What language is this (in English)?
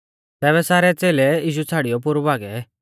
Mahasu Pahari